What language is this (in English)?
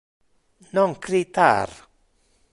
Interlingua